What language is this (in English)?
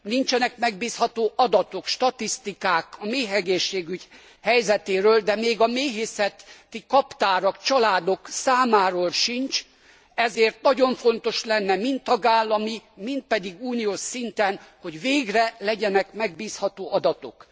Hungarian